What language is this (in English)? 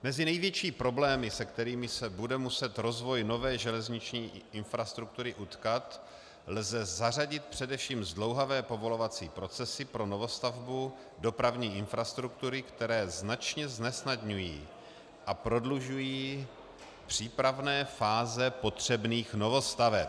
Czech